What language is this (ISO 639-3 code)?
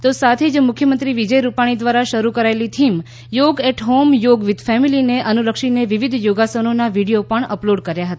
guj